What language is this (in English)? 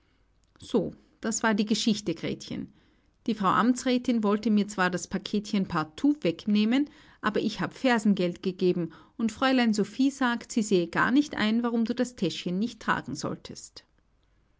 German